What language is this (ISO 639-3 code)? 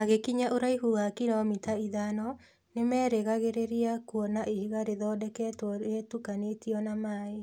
kik